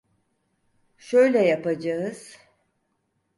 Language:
Turkish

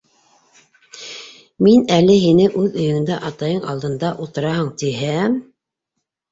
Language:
Bashkir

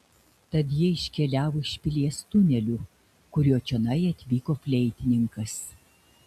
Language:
Lithuanian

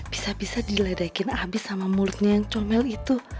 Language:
Indonesian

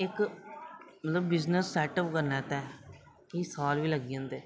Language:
Dogri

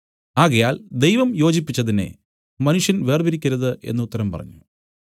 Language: Malayalam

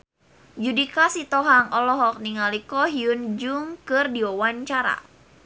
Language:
Sundanese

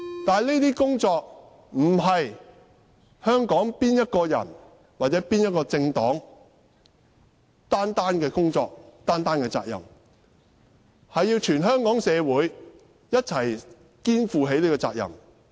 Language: Cantonese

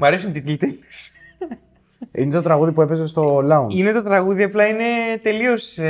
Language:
Greek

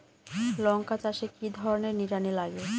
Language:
Bangla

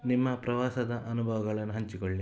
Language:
Kannada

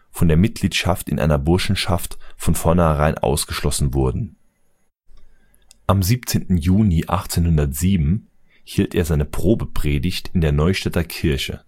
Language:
German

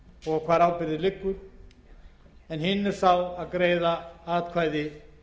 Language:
Icelandic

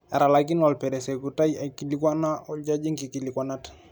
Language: Masai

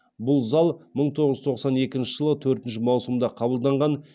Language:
Kazakh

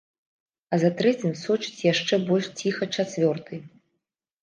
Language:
Belarusian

